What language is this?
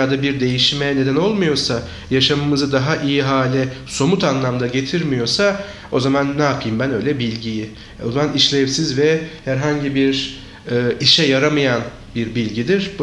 Turkish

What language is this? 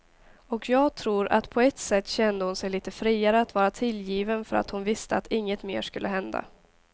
Swedish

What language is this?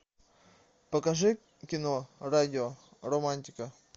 Russian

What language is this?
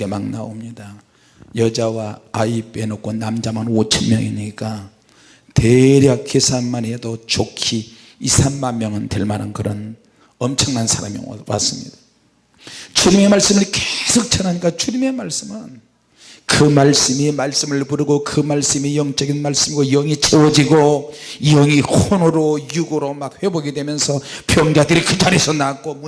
Korean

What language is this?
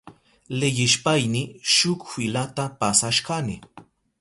Southern Pastaza Quechua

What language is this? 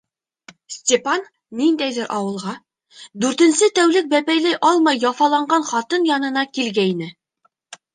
Bashkir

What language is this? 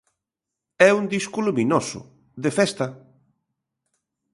Galician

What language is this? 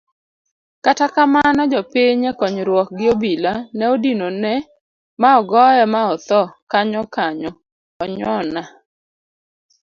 Luo (Kenya and Tanzania)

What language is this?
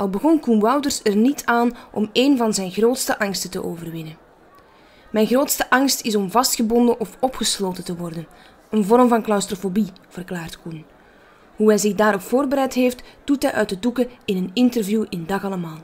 Dutch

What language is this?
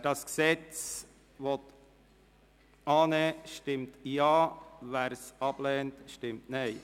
Swiss German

